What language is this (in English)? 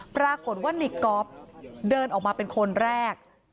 Thai